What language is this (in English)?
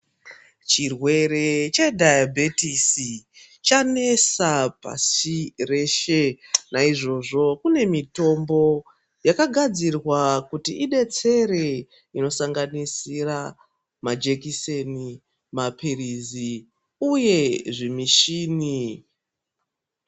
Ndau